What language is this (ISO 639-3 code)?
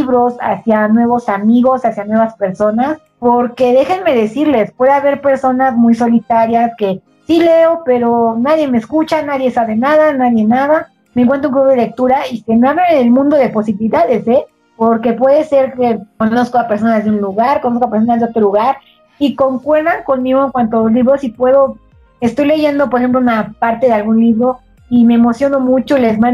spa